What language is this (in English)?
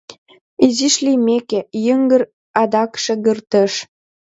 Mari